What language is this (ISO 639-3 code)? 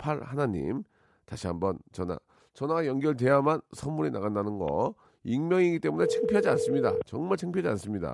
kor